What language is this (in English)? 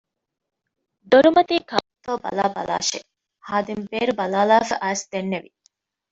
Divehi